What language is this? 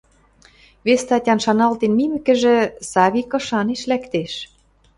Western Mari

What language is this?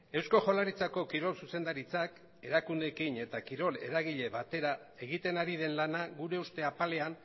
Basque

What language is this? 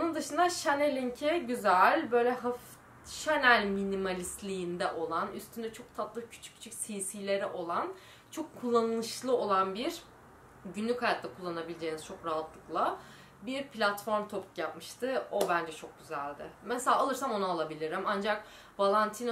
Turkish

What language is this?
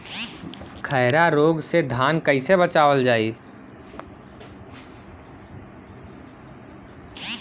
Bhojpuri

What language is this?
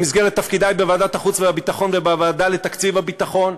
Hebrew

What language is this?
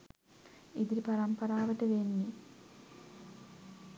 Sinhala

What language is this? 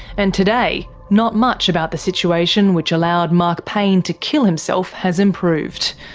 English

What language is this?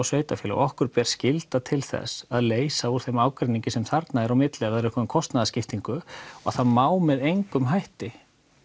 Icelandic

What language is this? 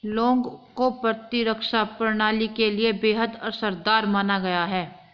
Hindi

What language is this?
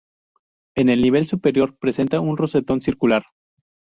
Spanish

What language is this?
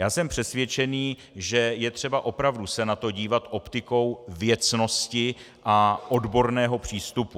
Czech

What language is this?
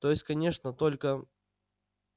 Russian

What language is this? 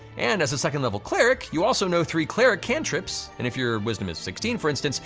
English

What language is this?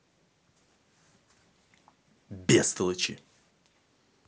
Russian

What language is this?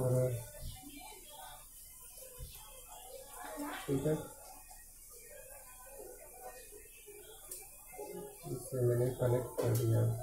Hindi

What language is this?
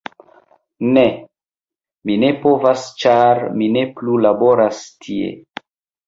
Esperanto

